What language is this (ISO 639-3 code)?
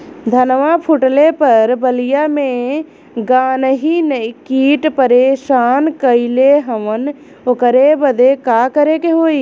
bho